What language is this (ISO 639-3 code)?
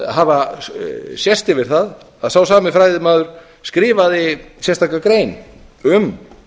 isl